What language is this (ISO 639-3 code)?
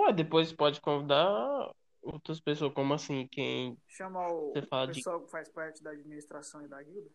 por